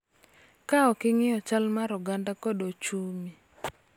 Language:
Luo (Kenya and Tanzania)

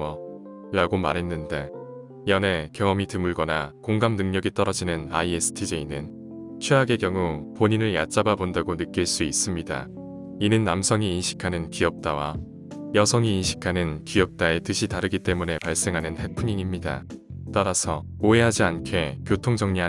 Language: Korean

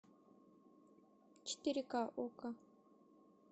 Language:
Russian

